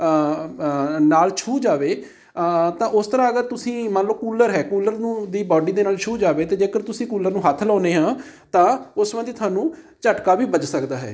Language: Punjabi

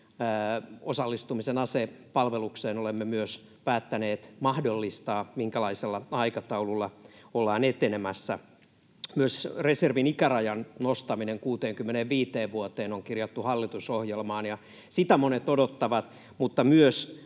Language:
Finnish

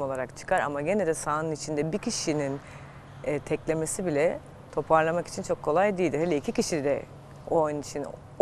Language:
Turkish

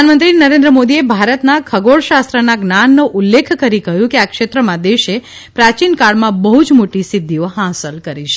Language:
Gujarati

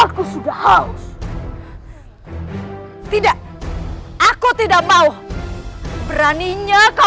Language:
Indonesian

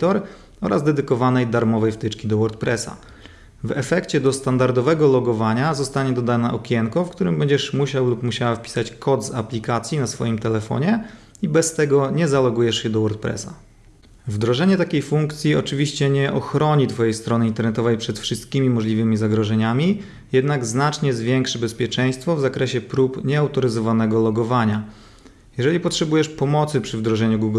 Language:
Polish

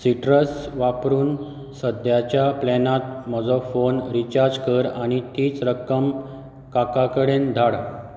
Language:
Konkani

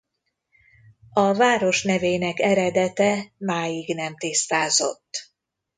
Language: Hungarian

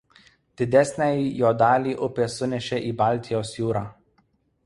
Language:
Lithuanian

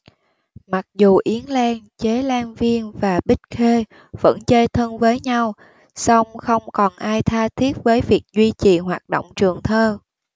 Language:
Vietnamese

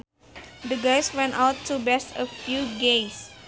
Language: Sundanese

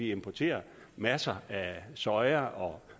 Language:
Danish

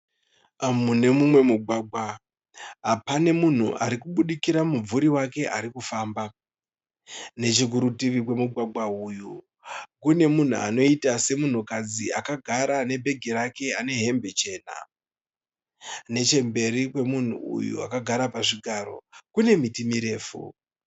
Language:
Shona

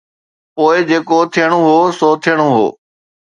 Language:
Sindhi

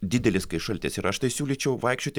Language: Lithuanian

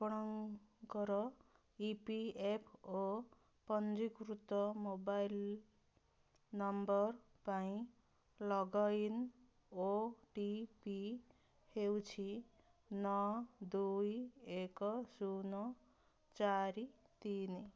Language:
Odia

